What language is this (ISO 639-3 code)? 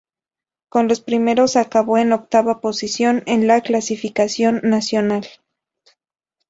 spa